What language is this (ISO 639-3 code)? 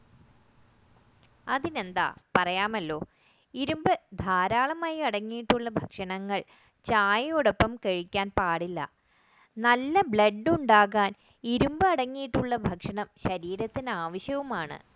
mal